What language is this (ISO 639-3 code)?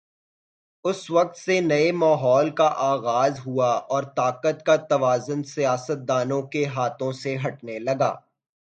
urd